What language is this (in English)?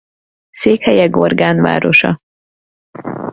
Hungarian